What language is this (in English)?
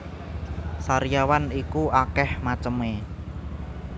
Javanese